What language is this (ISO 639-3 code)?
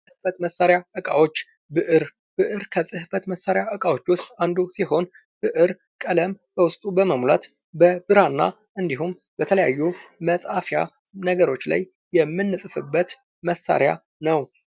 amh